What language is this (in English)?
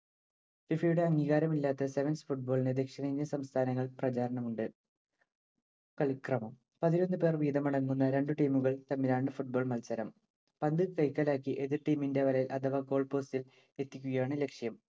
Malayalam